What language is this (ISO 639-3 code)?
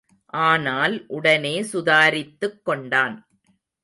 tam